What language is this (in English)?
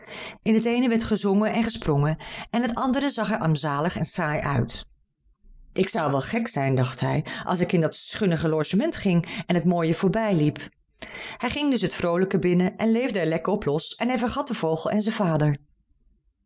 Dutch